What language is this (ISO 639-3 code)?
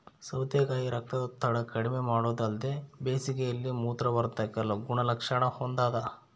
kan